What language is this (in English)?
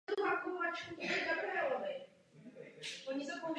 Czech